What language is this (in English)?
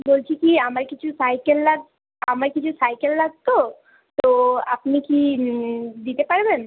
Bangla